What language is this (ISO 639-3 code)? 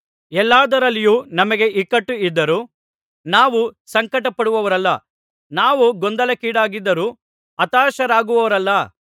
kan